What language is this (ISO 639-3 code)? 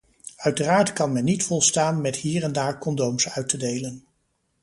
nld